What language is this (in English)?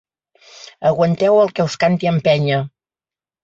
Catalan